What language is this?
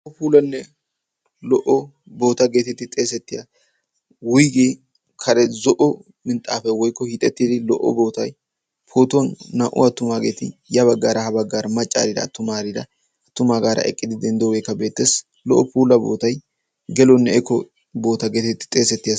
Wolaytta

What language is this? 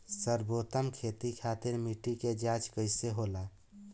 Bhojpuri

